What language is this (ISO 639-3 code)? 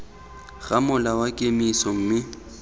tsn